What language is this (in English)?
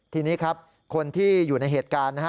Thai